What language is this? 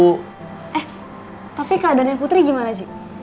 Indonesian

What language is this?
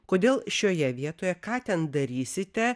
Lithuanian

